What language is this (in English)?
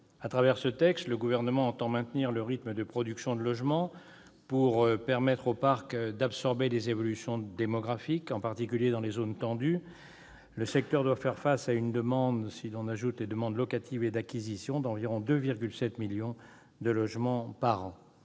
French